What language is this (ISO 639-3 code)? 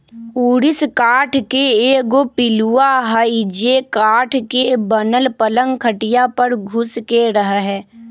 mag